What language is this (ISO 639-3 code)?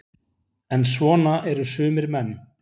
isl